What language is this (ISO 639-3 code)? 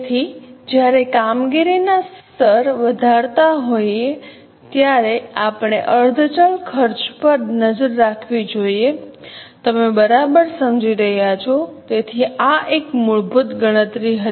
guj